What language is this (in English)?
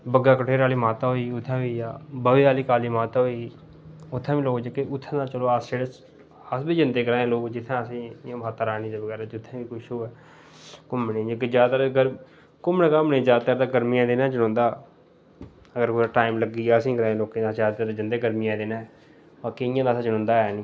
Dogri